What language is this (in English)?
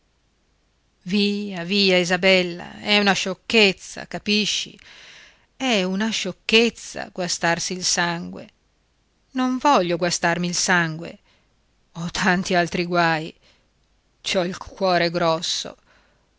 Italian